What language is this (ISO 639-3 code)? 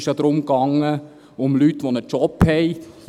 gsw